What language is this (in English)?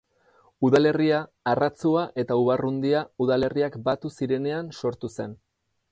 Basque